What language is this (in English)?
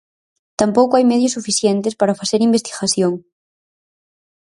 Galician